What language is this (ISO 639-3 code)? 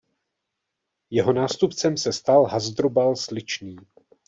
ces